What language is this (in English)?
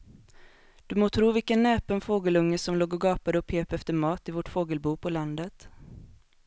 Swedish